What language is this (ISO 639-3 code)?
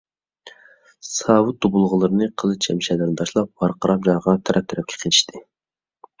uig